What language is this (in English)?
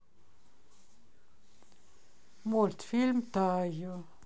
Russian